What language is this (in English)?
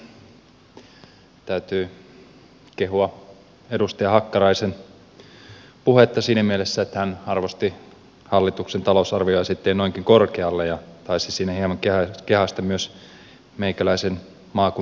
Finnish